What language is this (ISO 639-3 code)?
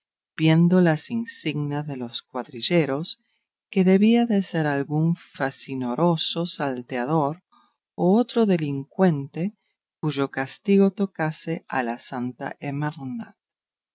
spa